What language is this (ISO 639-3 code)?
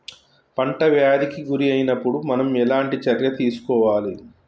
tel